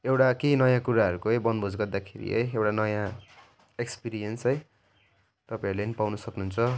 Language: Nepali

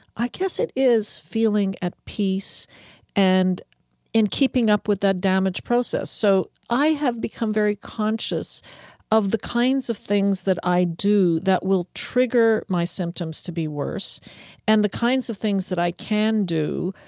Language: English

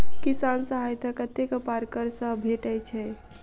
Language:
Maithili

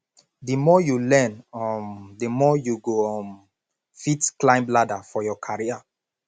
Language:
Nigerian Pidgin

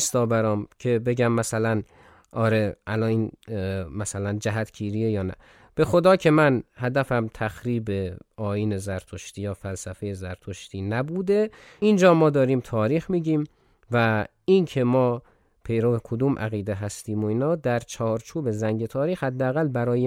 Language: Persian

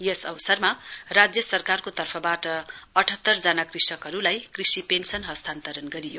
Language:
Nepali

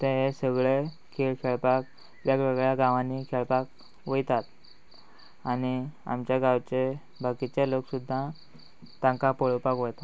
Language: Konkani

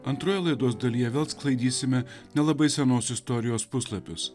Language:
Lithuanian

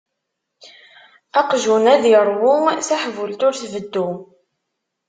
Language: Kabyle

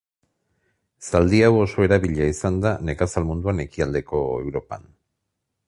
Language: Basque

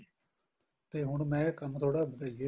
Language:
Punjabi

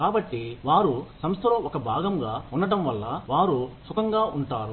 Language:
Telugu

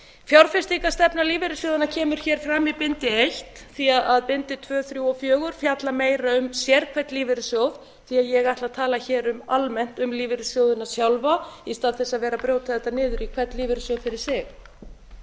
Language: Icelandic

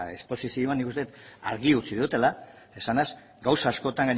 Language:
Basque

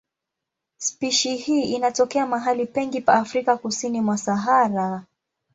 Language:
Swahili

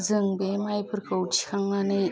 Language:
Bodo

